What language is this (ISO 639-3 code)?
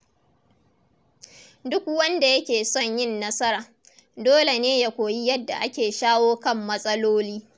hau